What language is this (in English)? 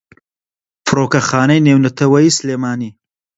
Central Kurdish